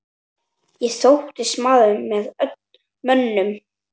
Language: Icelandic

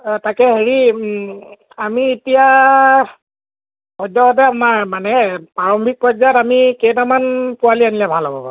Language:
Assamese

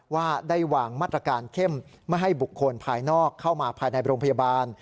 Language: Thai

